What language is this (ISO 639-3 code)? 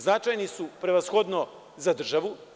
srp